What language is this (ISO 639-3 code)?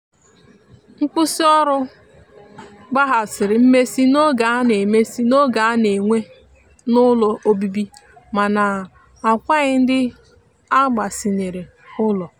ibo